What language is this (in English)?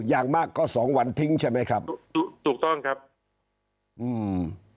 Thai